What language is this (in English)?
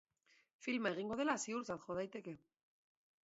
Basque